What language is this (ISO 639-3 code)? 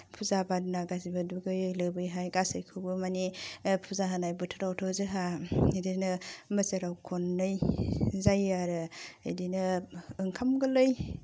brx